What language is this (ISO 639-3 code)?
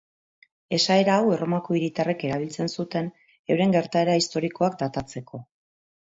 eus